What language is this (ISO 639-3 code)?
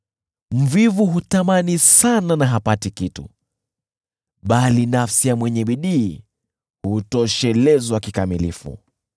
swa